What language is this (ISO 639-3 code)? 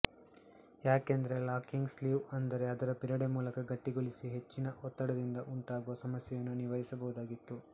kan